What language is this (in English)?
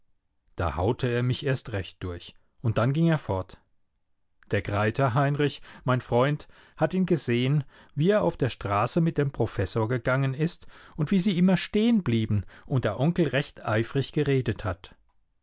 German